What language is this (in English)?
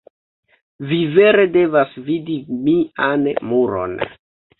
Esperanto